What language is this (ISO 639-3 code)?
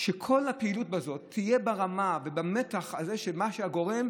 heb